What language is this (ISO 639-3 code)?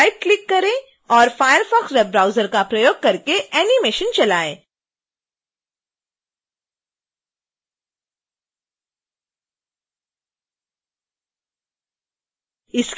hin